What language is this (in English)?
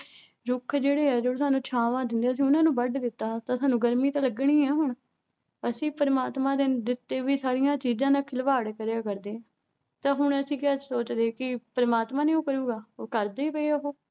Punjabi